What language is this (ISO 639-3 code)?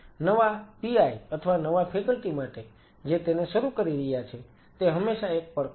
guj